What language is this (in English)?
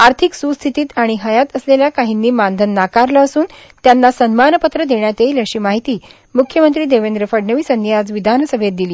Marathi